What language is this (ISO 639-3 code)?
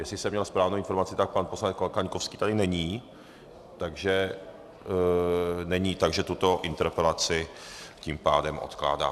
ces